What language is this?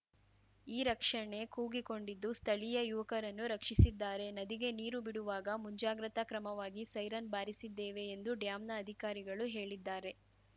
Kannada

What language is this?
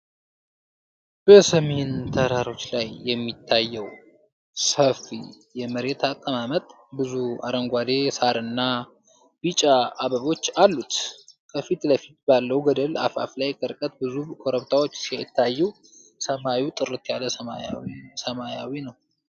Amharic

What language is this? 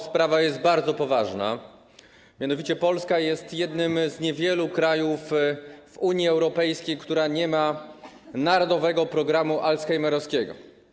Polish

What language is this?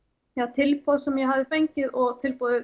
Icelandic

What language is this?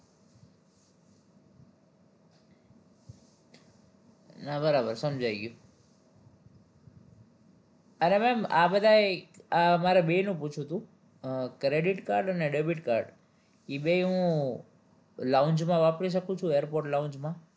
Gujarati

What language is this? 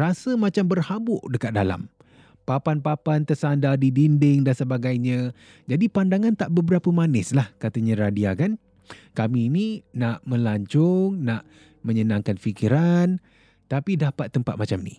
Malay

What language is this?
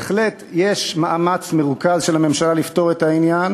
Hebrew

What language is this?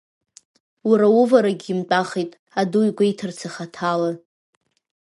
Abkhazian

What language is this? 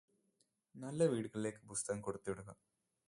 Malayalam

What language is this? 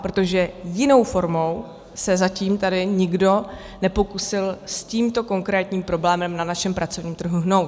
Czech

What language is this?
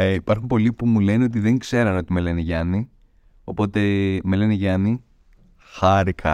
Greek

